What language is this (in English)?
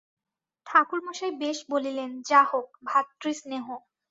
Bangla